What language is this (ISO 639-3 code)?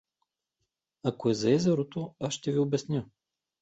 bul